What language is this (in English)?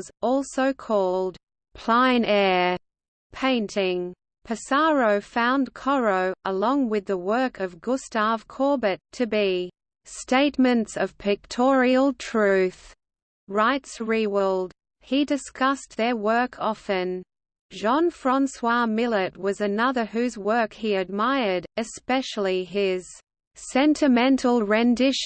English